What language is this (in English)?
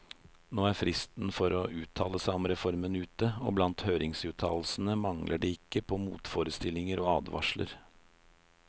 Norwegian